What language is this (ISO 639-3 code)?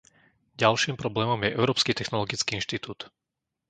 slk